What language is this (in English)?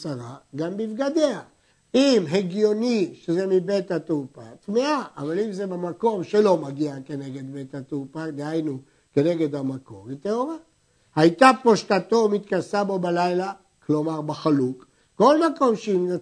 Hebrew